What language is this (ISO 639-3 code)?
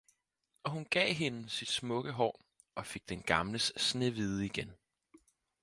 dan